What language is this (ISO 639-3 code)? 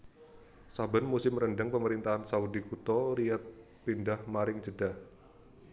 jav